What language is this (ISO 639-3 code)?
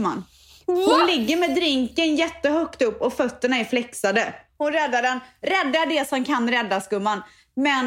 swe